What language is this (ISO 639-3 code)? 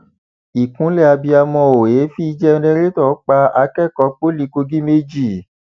yor